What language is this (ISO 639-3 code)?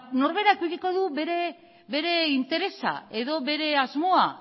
eus